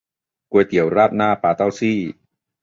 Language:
Thai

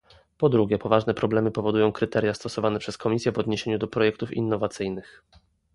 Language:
Polish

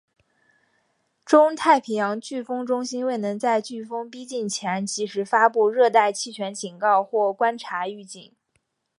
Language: Chinese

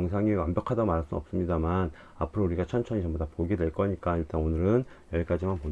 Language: Korean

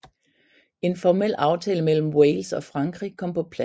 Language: Danish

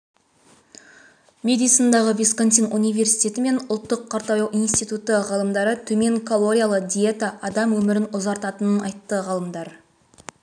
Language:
Kazakh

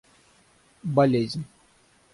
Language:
Russian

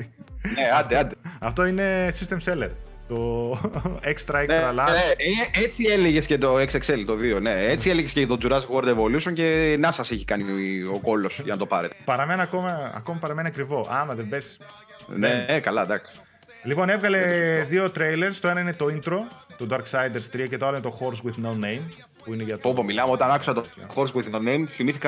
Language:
Greek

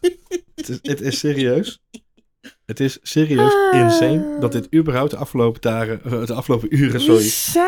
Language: Dutch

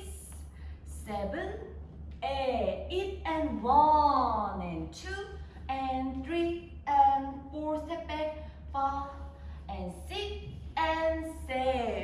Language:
Korean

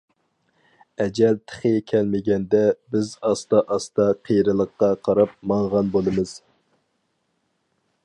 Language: Uyghur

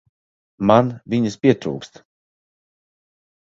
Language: Latvian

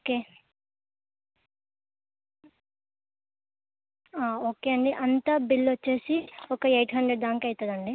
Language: Telugu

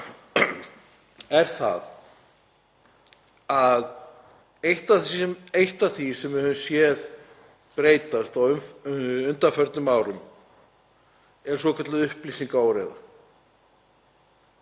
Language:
Icelandic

